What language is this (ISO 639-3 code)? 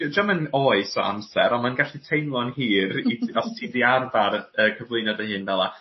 cym